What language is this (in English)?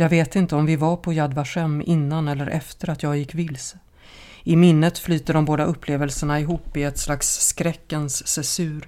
Swedish